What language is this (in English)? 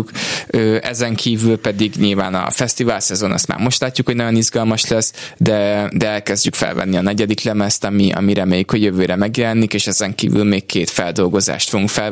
Hungarian